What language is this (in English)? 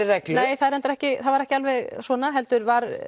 Icelandic